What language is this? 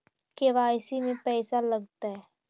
Magahi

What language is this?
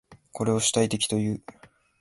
Japanese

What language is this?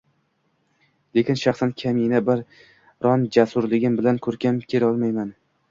Uzbek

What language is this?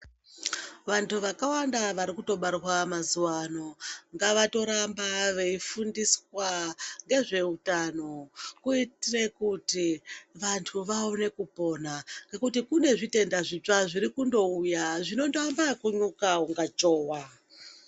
Ndau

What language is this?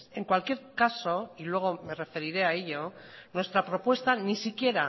Spanish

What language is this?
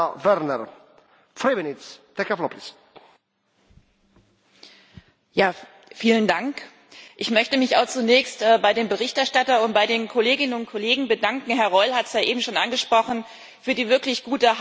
German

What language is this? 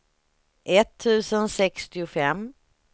Swedish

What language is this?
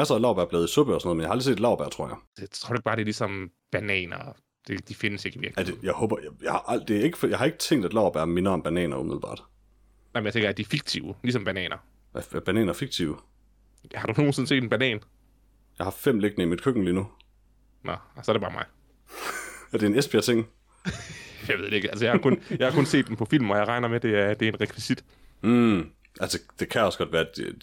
Danish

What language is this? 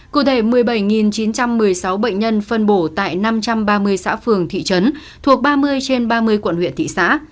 Vietnamese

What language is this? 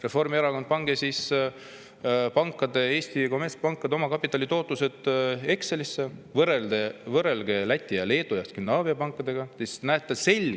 Estonian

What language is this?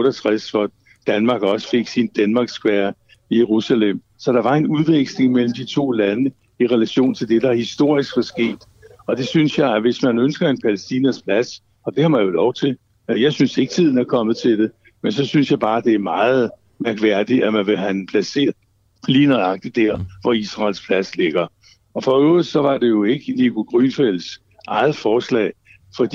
Danish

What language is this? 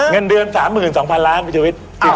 Thai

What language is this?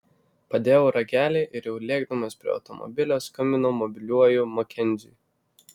Lithuanian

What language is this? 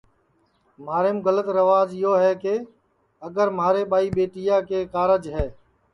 Sansi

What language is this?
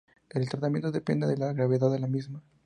Spanish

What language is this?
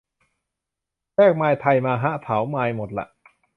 Thai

